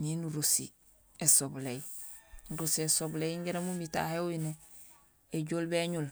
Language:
Gusilay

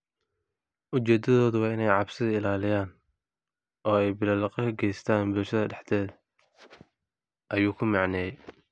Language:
Somali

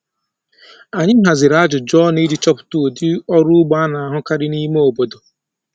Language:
Igbo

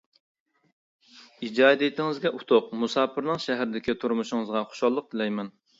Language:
Uyghur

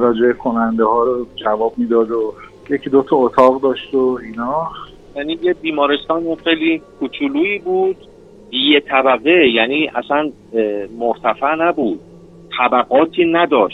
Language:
Persian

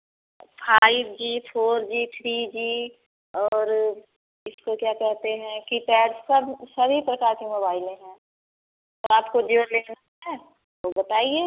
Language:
Hindi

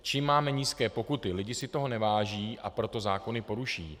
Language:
Czech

